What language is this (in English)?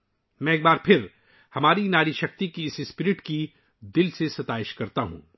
Urdu